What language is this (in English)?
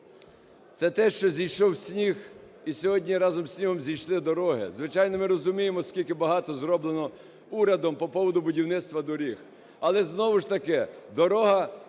Ukrainian